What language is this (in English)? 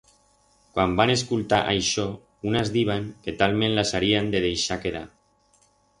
Aragonese